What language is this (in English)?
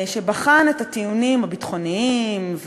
Hebrew